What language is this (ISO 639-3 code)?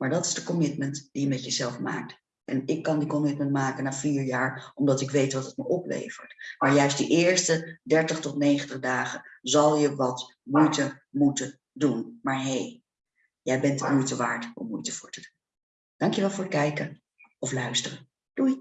nld